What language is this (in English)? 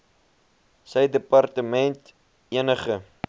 Afrikaans